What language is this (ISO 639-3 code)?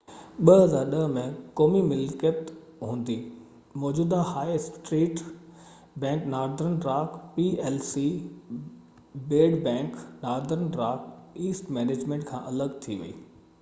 snd